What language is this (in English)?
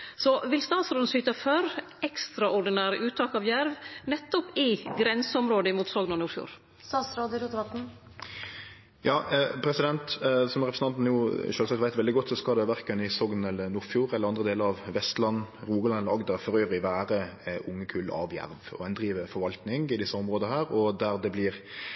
Norwegian Nynorsk